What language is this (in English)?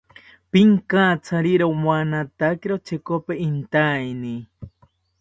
South Ucayali Ashéninka